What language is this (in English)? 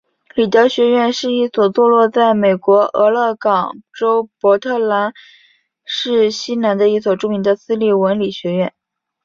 Chinese